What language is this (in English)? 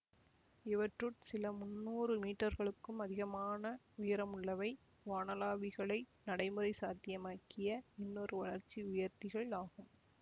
Tamil